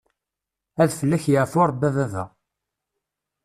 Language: Kabyle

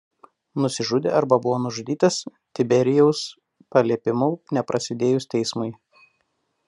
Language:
Lithuanian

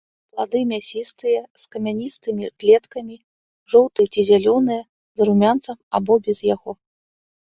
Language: Belarusian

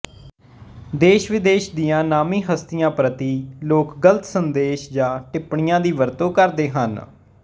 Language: Punjabi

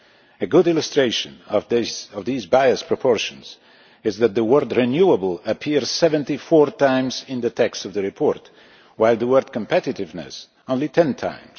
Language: English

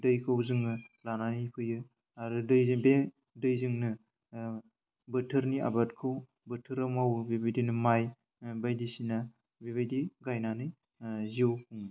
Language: Bodo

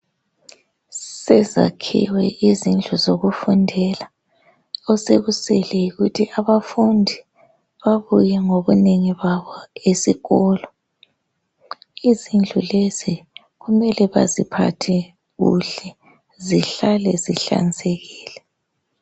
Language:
North Ndebele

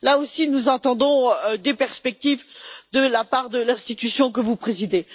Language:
French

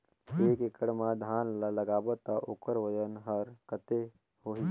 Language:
Chhattisgarhi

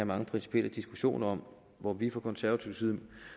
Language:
Danish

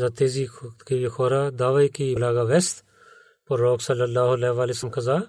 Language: Bulgarian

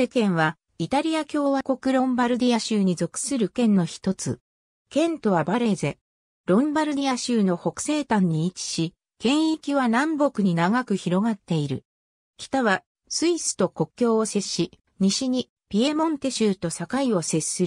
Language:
Japanese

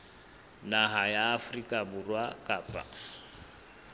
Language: Southern Sotho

